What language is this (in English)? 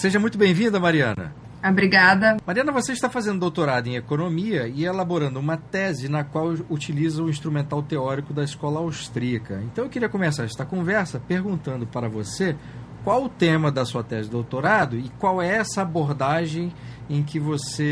Portuguese